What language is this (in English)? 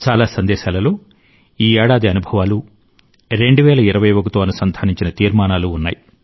Telugu